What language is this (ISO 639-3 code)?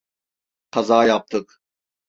tur